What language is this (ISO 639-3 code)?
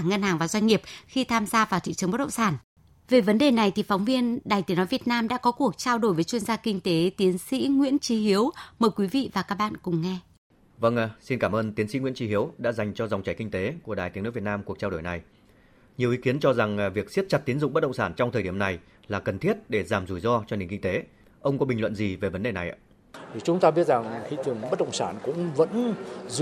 vie